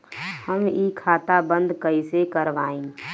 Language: Bhojpuri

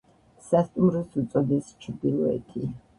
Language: Georgian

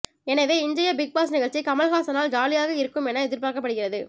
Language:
Tamil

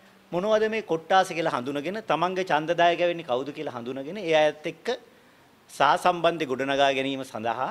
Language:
Italian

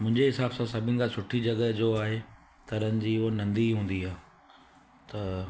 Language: Sindhi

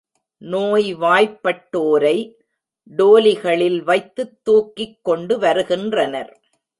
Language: Tamil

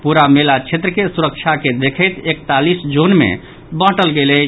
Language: Maithili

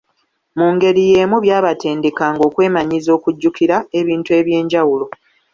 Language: Ganda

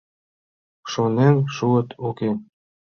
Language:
Mari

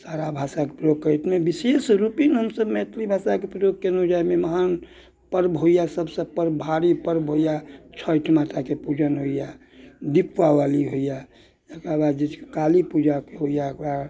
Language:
Maithili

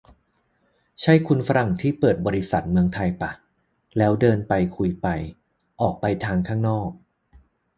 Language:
Thai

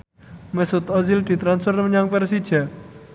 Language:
Javanese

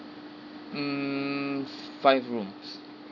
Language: English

